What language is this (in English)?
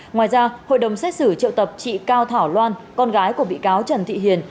Vietnamese